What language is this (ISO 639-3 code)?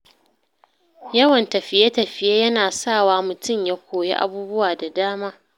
hau